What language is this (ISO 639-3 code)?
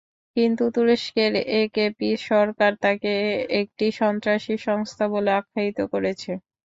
ben